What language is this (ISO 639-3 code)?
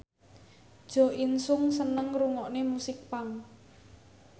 jav